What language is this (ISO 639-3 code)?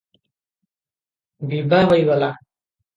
ori